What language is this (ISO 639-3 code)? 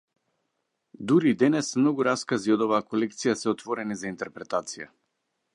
mkd